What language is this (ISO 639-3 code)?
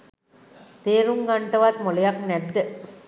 sin